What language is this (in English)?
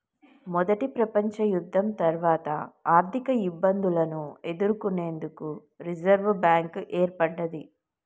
Telugu